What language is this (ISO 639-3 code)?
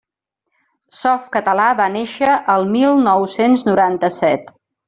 cat